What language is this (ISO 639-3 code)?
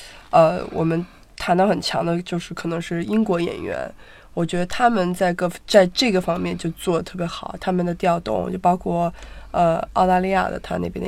zho